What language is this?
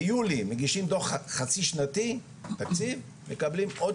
Hebrew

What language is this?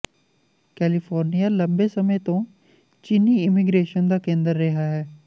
Punjabi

